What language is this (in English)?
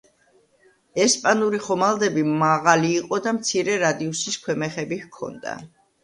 Georgian